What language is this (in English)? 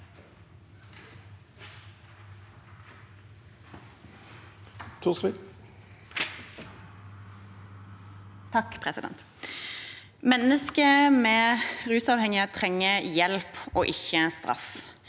Norwegian